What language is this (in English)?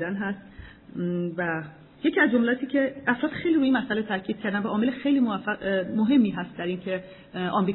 Persian